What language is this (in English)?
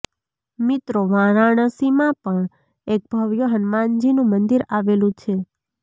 Gujarati